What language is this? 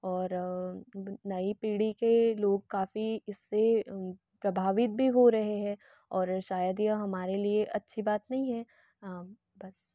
Hindi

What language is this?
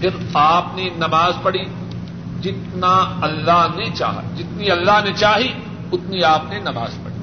Urdu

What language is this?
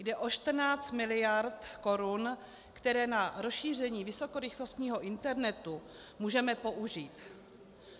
Czech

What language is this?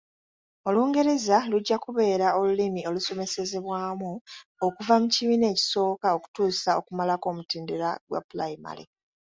Ganda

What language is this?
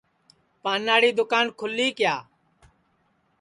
Sansi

